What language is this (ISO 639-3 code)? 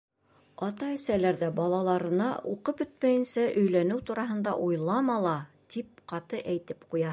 bak